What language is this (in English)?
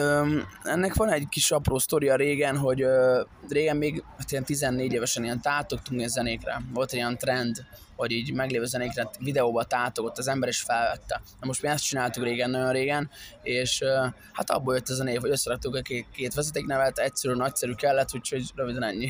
Hungarian